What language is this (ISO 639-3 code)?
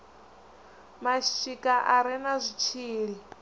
ven